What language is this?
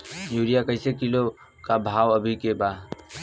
Bhojpuri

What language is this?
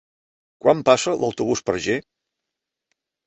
Catalan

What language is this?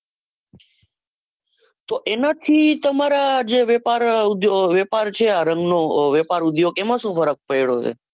Gujarati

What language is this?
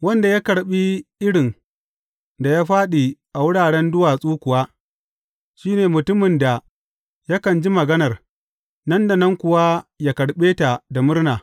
Hausa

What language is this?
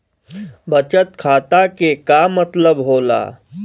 Bhojpuri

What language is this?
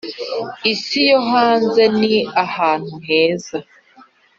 Kinyarwanda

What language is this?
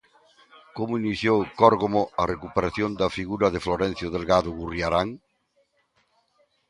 Galician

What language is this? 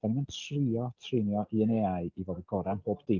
Welsh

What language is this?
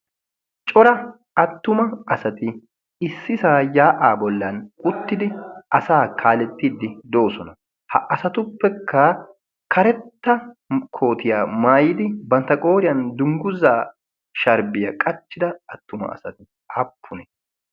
Wolaytta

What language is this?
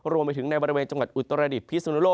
Thai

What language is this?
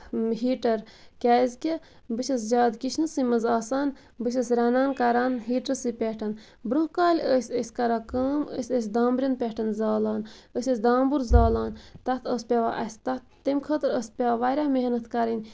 Kashmiri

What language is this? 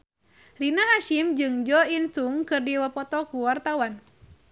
Sundanese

